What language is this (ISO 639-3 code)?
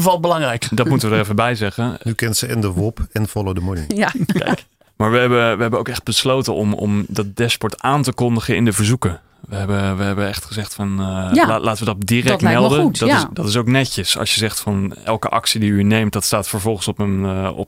nld